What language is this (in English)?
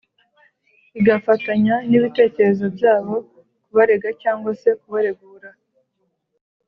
Kinyarwanda